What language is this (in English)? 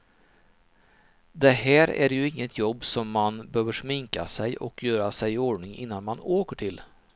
Swedish